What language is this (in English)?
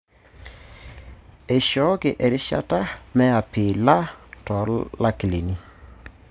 Masai